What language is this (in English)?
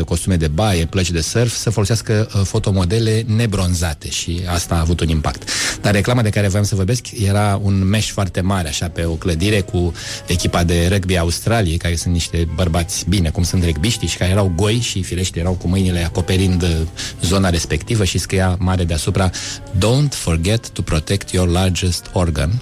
Romanian